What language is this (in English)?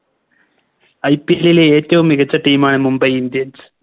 Malayalam